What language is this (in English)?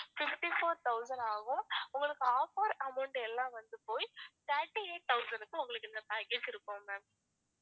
Tamil